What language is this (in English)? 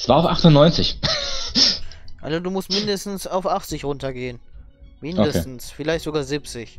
German